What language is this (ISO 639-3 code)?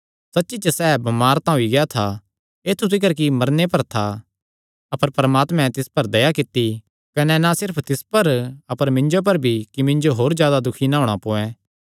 xnr